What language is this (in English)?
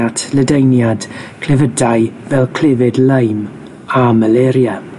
Welsh